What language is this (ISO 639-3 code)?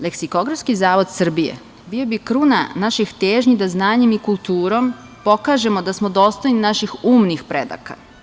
srp